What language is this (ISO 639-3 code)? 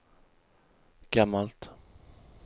swe